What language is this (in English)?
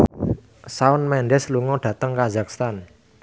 Javanese